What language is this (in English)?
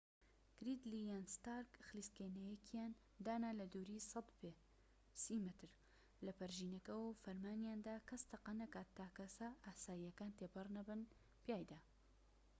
Central Kurdish